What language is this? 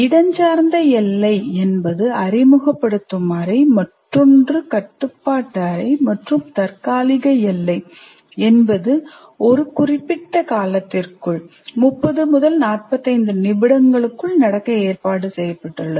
Tamil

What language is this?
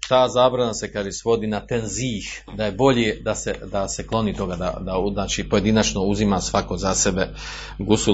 Croatian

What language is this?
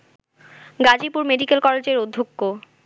Bangla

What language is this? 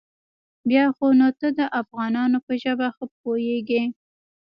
Pashto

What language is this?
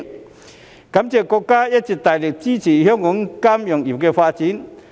Cantonese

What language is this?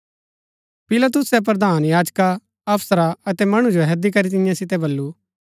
Gaddi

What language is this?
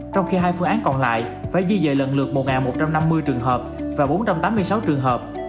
Vietnamese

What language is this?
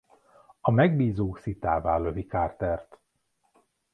Hungarian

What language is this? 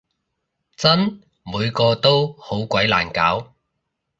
Cantonese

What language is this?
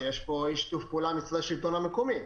Hebrew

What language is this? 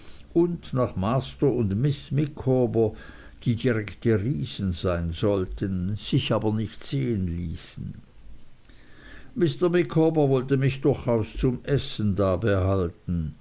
German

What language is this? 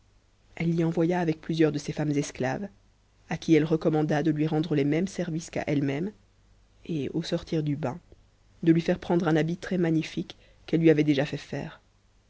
French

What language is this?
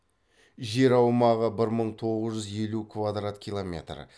Kazakh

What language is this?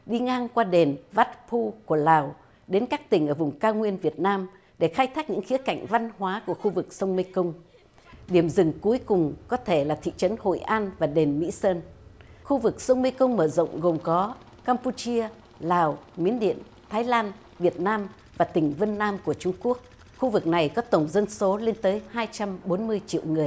Vietnamese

